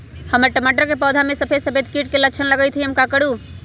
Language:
Magahi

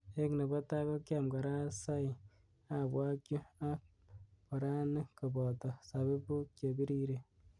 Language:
Kalenjin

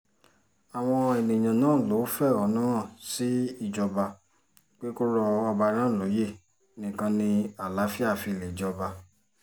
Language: Yoruba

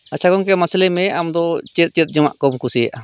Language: Santali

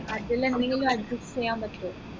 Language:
Malayalam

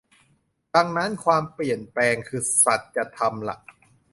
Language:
Thai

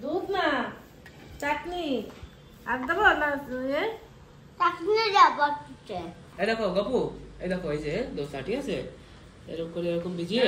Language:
Bangla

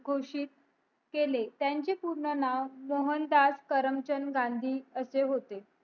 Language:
Marathi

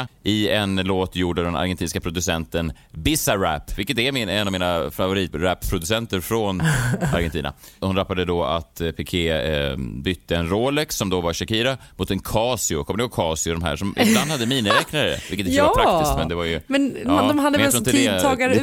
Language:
Swedish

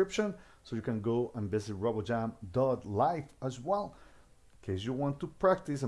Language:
English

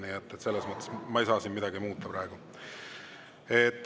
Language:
Estonian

